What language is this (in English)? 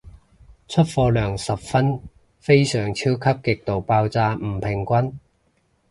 Cantonese